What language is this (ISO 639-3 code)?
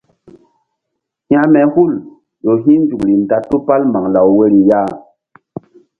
mdd